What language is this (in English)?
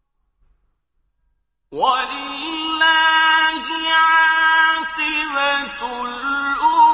Arabic